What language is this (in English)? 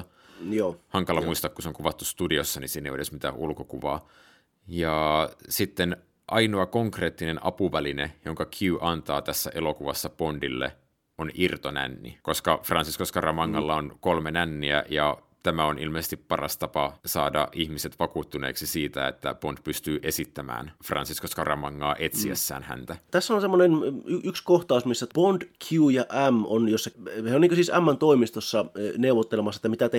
Finnish